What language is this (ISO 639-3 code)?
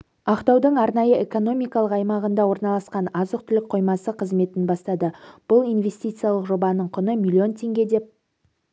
kaz